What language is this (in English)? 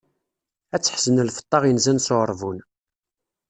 Kabyle